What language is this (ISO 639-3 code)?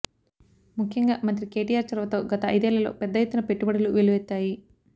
tel